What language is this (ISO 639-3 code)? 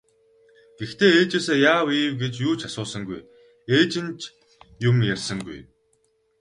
mon